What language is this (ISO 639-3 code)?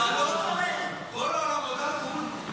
heb